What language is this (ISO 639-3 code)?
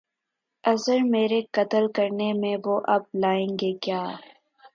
urd